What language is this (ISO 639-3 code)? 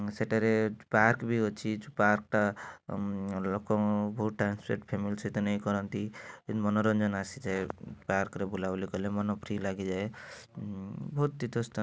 ori